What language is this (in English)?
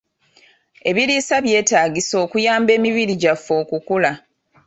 Ganda